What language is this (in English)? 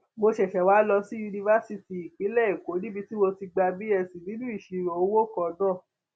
Yoruba